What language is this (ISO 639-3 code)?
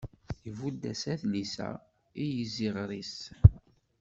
kab